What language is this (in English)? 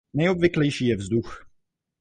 Czech